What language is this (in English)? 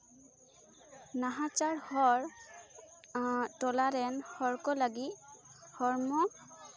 Santali